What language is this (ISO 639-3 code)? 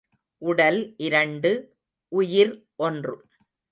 tam